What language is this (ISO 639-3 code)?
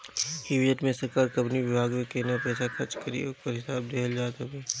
bho